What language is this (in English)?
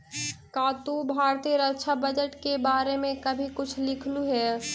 Magahi